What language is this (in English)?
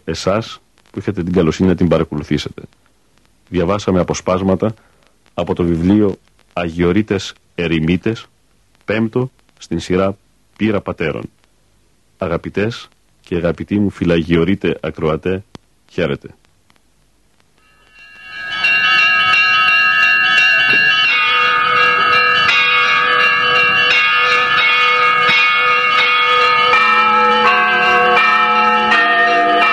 Greek